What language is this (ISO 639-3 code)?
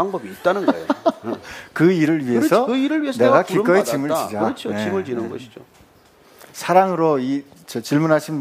kor